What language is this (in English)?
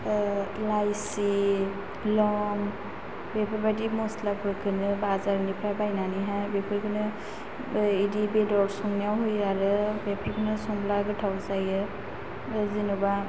Bodo